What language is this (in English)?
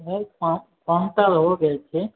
Maithili